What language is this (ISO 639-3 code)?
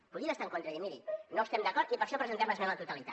cat